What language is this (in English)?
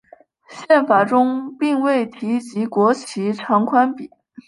Chinese